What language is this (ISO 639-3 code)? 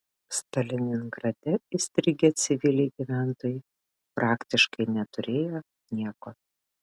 lit